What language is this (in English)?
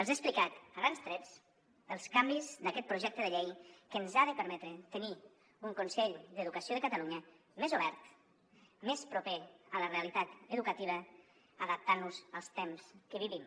Catalan